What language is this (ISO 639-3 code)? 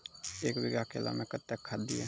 mai